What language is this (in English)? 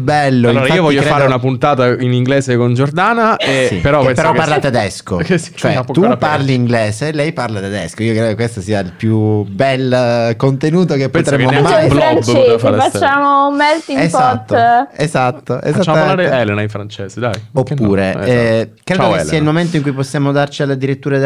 Italian